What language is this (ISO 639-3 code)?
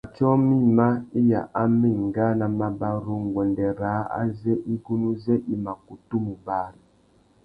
bag